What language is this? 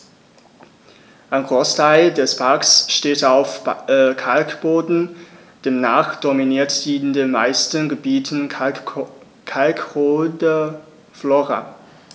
German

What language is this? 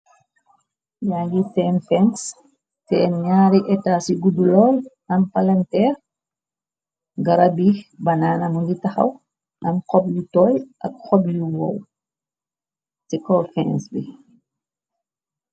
Wolof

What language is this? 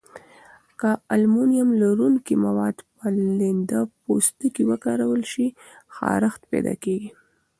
Pashto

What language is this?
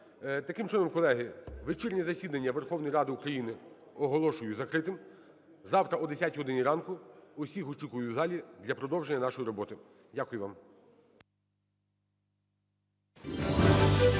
Ukrainian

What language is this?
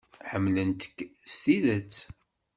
Kabyle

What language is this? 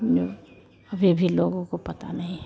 Hindi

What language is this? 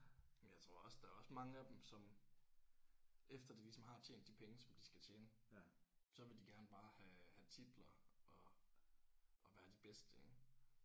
Danish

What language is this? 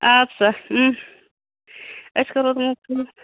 Kashmiri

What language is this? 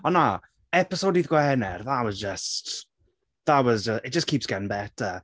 Welsh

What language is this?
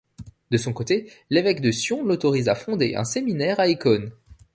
French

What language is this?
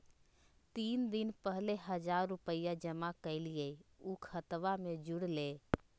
Magahi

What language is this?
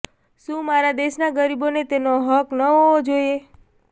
Gujarati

